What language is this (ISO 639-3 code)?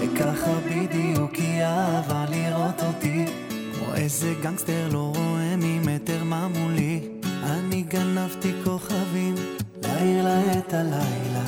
heb